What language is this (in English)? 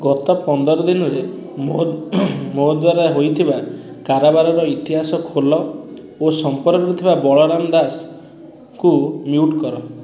Odia